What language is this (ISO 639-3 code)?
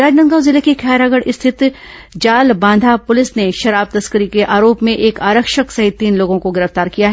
hin